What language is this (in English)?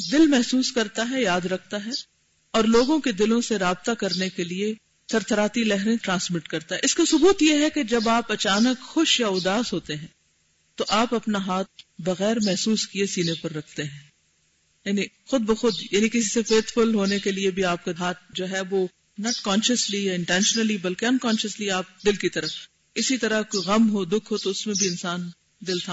Urdu